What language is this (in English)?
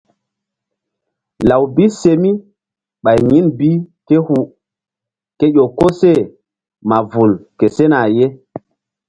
Mbum